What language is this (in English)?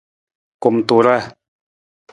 Nawdm